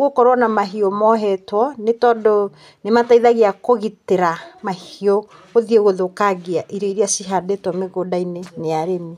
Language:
Kikuyu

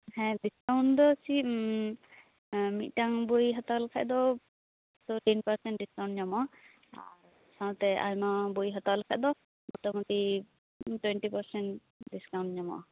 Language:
Santali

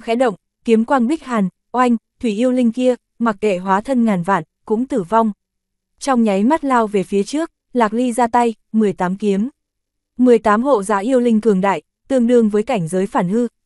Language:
Vietnamese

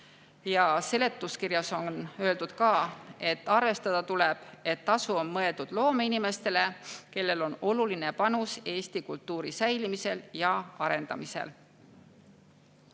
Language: Estonian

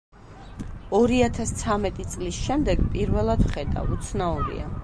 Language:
Georgian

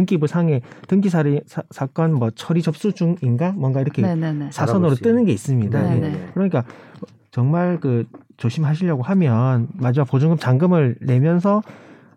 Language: Korean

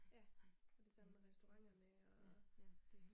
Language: Danish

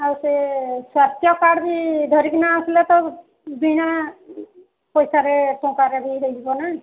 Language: Odia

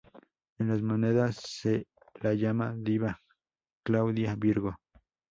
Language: Spanish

